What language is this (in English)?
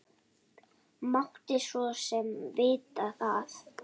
Icelandic